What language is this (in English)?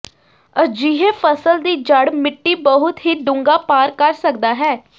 Punjabi